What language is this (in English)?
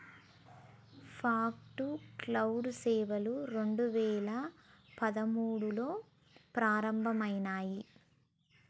Telugu